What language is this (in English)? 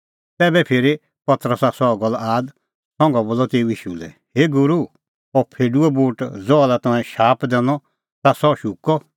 Kullu Pahari